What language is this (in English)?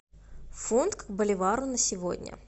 Russian